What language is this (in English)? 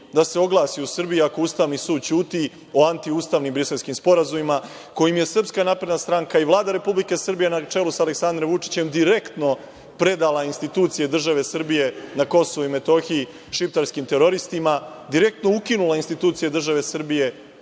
Serbian